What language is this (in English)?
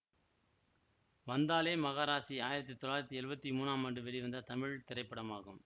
Tamil